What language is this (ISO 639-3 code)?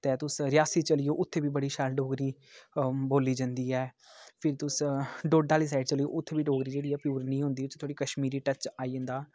doi